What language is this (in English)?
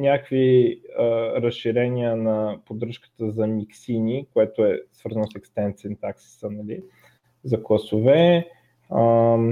Bulgarian